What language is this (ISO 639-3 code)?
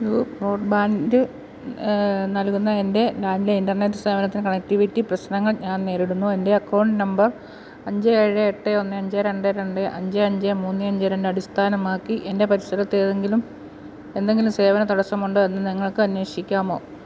mal